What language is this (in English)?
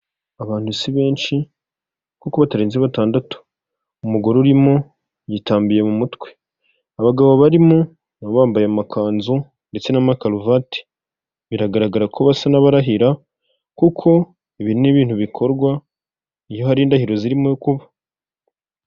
Kinyarwanda